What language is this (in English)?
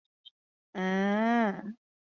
Chinese